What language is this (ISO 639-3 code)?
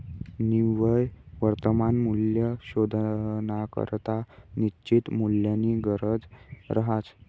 mar